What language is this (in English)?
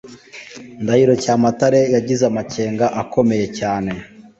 Kinyarwanda